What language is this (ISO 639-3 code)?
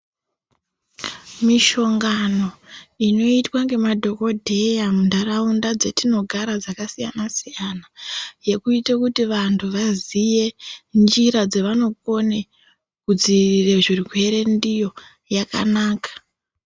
ndc